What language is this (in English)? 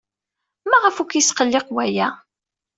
Kabyle